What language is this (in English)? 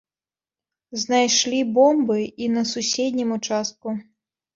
Belarusian